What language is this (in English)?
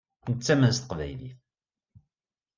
Kabyle